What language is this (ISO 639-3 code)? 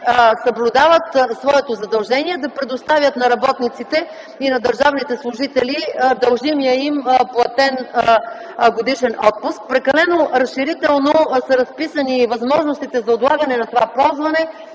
bul